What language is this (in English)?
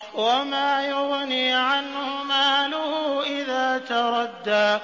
Arabic